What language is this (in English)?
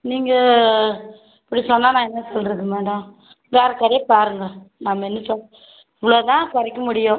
Tamil